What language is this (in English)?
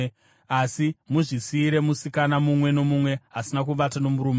Shona